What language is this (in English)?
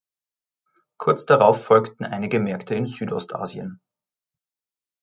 German